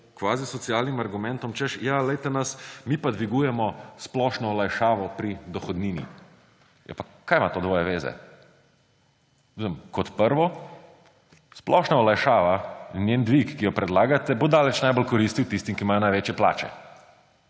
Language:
Slovenian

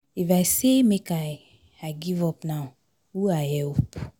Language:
Nigerian Pidgin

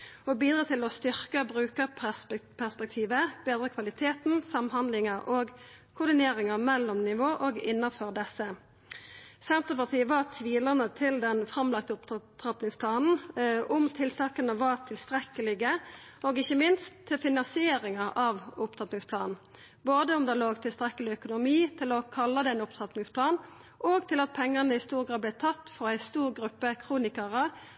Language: Norwegian Nynorsk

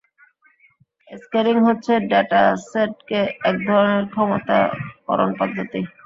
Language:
Bangla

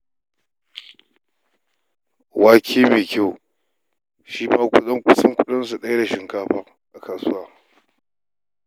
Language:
Hausa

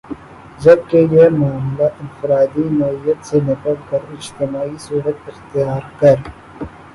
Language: Urdu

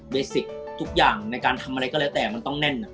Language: Thai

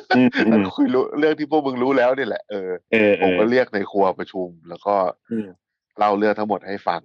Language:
Thai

